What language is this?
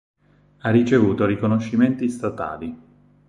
Italian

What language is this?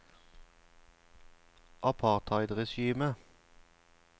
Norwegian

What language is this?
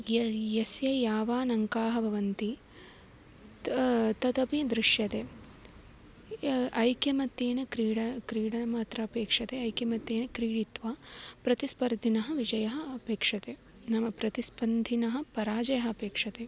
Sanskrit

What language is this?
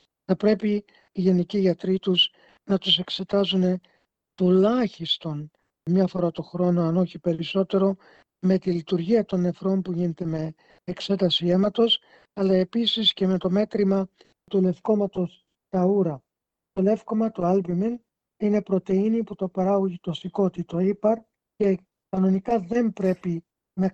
Greek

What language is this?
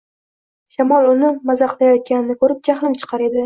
Uzbek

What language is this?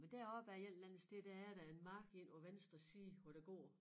Danish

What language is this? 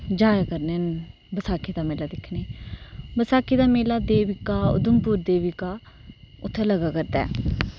Dogri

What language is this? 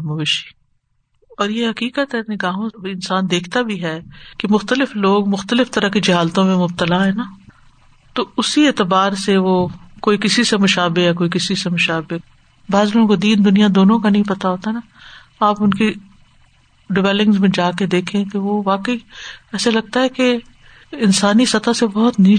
Urdu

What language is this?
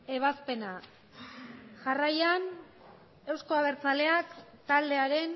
Basque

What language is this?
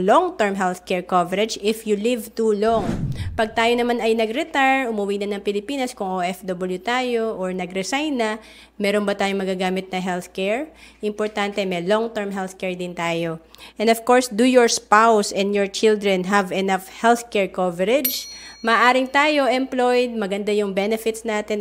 Filipino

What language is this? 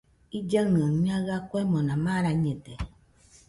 Nüpode Huitoto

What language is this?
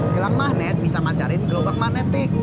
Indonesian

